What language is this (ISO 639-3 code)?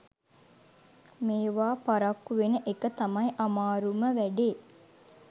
sin